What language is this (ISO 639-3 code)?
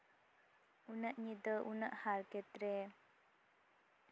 sat